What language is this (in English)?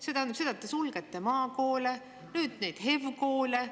Estonian